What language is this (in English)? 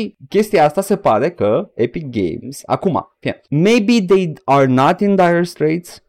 Romanian